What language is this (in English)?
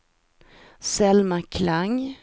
Swedish